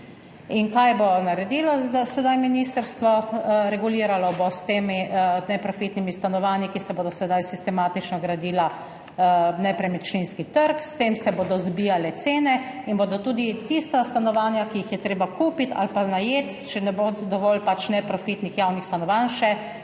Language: Slovenian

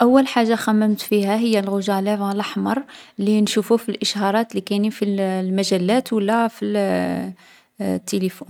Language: Algerian Arabic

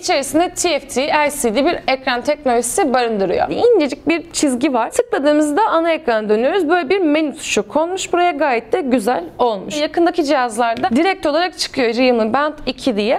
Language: Turkish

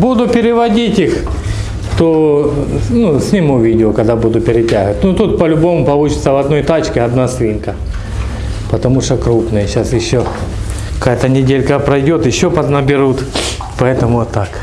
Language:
Russian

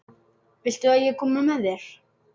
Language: Icelandic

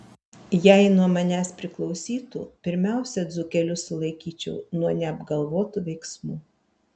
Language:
Lithuanian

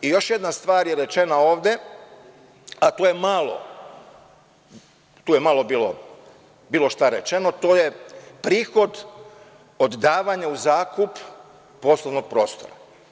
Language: Serbian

